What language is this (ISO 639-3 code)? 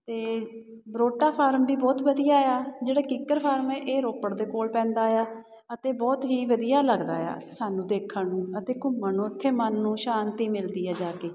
pan